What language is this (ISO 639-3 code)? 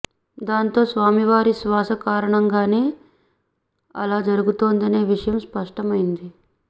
tel